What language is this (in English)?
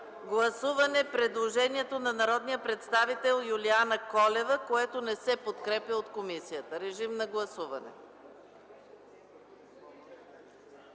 Bulgarian